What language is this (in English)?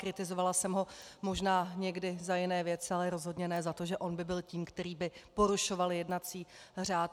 Czech